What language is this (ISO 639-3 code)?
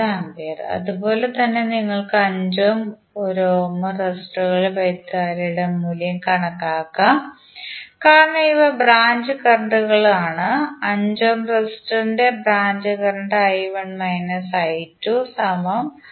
mal